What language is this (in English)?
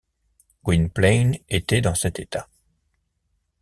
French